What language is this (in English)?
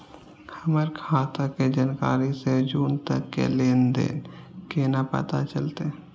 Maithili